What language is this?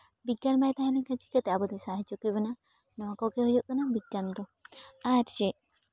Santali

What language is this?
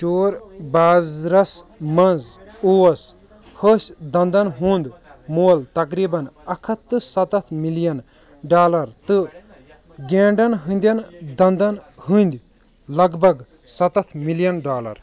Kashmiri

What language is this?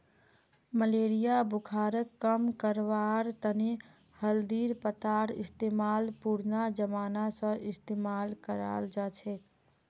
Magahi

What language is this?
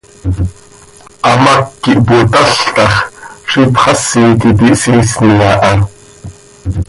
Seri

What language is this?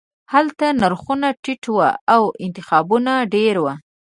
Pashto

